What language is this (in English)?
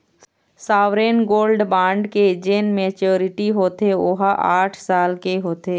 Chhattisgarhi